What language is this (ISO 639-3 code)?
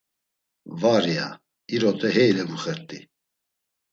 lzz